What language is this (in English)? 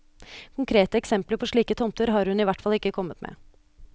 Norwegian